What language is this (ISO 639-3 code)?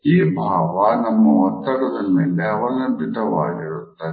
kan